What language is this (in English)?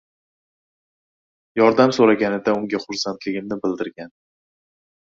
Uzbek